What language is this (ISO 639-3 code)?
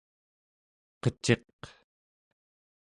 esu